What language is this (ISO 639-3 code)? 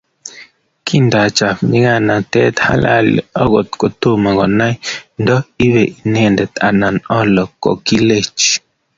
kln